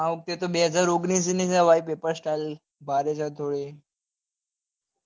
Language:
Gujarati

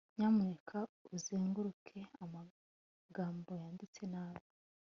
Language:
Kinyarwanda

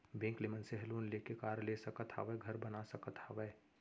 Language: Chhattisgarhi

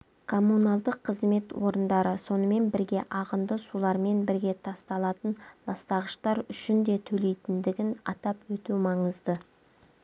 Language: Kazakh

